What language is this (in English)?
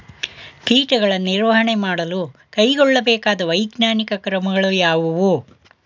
Kannada